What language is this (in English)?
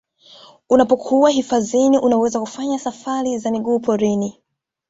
Swahili